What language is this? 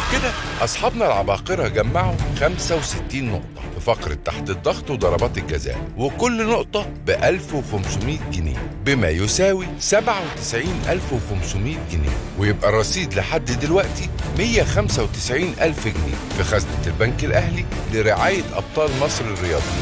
Arabic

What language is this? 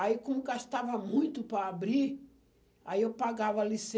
Portuguese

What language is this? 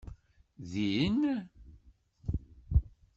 Kabyle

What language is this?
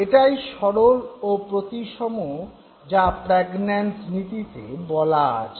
Bangla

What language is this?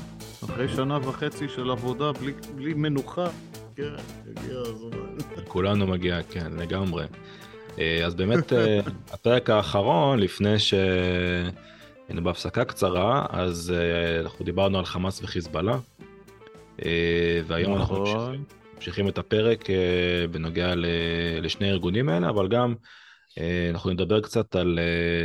Hebrew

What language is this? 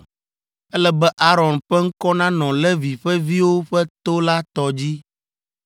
Ewe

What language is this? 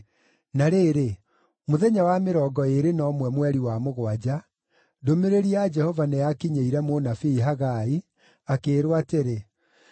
Kikuyu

